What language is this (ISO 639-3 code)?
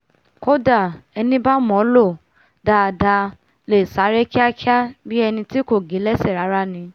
yor